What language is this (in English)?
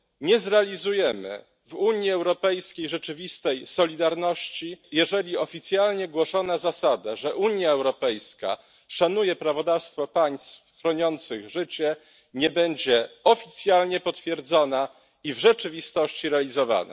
Polish